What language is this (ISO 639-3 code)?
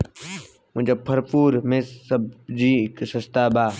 bho